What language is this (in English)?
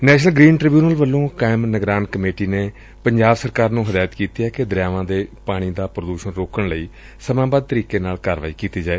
Punjabi